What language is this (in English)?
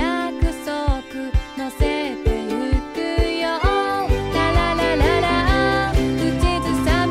Japanese